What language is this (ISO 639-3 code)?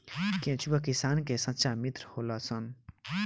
bho